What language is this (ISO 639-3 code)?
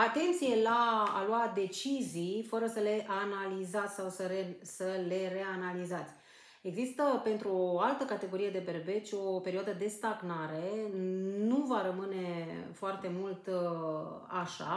ron